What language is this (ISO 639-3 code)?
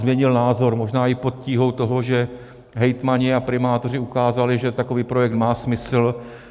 ces